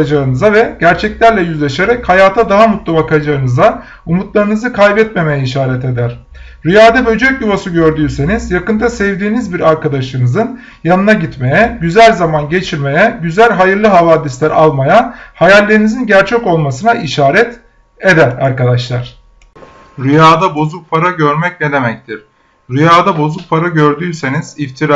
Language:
Turkish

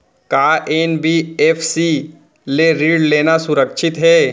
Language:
Chhattisgarhi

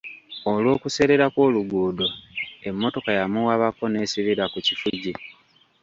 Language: Ganda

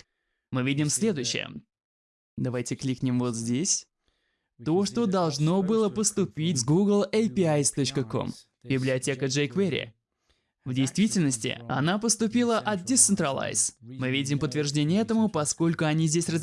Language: Russian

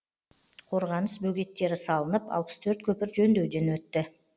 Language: Kazakh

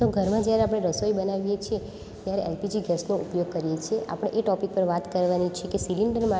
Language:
Gujarati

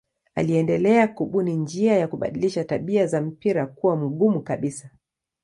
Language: Swahili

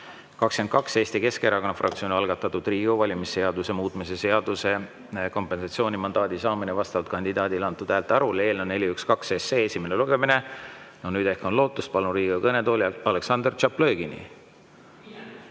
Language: Estonian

